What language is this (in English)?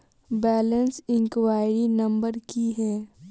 Maithili